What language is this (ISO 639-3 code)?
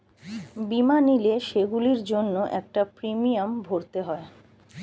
ben